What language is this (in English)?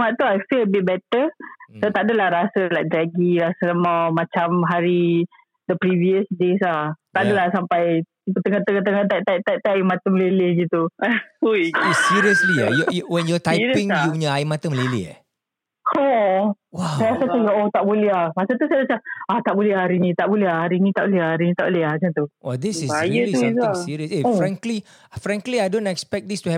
Malay